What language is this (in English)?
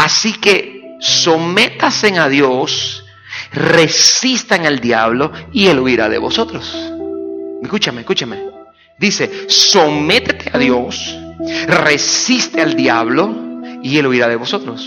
Spanish